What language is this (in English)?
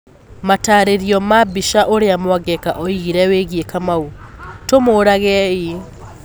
Kikuyu